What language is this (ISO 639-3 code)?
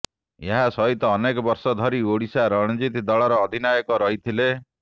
ori